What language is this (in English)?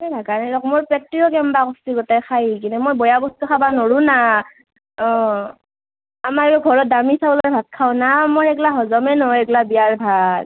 Assamese